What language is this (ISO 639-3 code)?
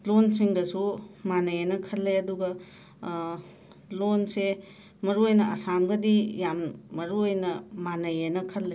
mni